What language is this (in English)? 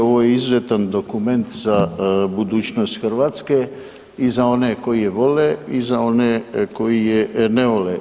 Croatian